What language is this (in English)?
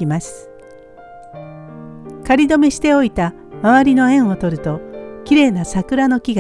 Japanese